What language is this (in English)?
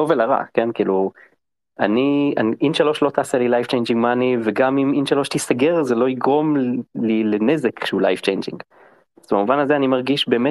Hebrew